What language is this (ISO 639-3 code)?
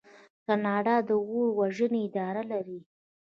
pus